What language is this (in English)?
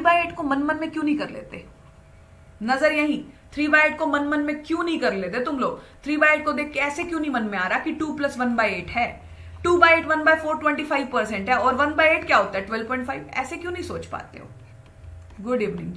Hindi